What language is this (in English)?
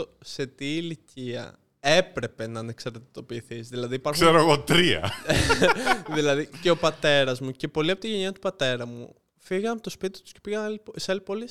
Greek